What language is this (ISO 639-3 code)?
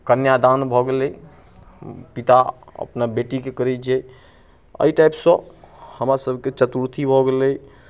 mai